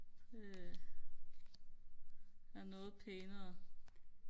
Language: Danish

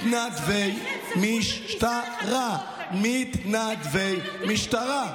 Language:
Hebrew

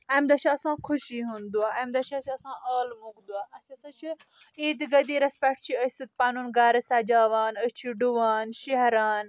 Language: Kashmiri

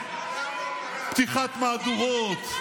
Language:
Hebrew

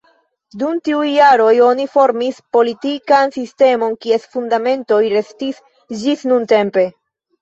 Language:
Esperanto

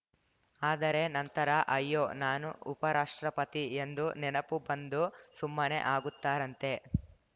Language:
Kannada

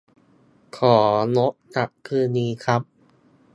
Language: Thai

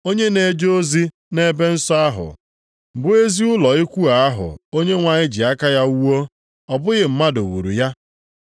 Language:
Igbo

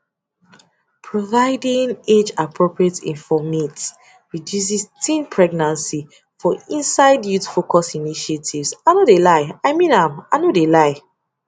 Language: Nigerian Pidgin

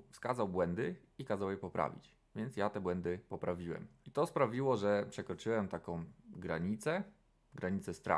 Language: Polish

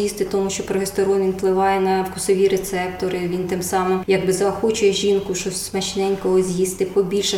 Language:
Ukrainian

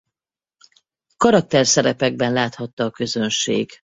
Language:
Hungarian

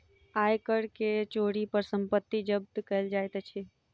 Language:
Maithili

